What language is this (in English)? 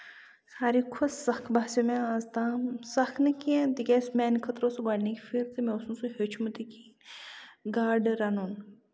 Kashmiri